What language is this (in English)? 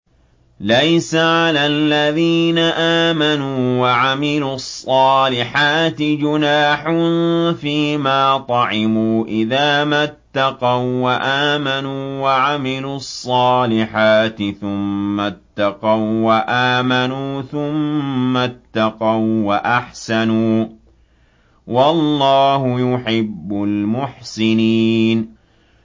Arabic